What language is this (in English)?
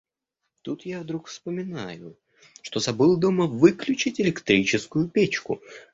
Russian